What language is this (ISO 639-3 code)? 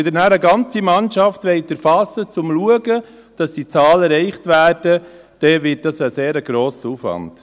gsw